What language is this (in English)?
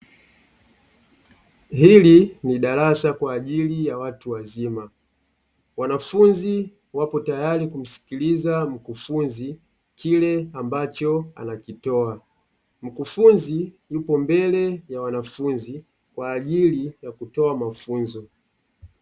Swahili